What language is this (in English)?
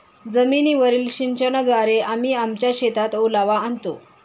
Marathi